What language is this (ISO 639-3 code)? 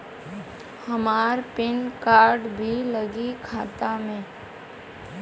bho